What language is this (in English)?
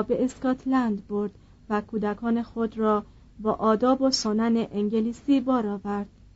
Persian